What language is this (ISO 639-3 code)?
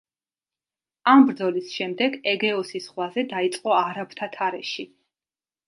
kat